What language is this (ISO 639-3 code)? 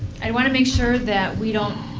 eng